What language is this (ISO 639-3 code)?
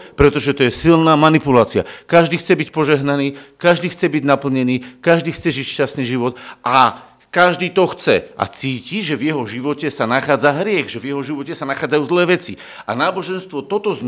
slk